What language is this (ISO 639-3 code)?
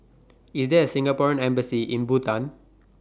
eng